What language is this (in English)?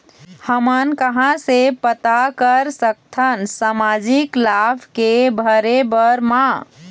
Chhattisgarhi